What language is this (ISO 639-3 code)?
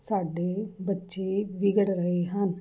pan